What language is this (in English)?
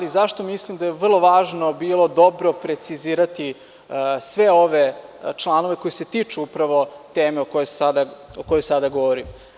Serbian